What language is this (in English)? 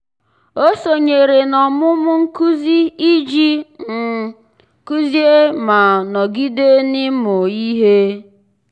Igbo